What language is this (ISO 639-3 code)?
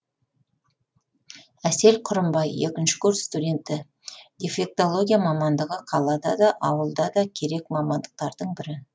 kaz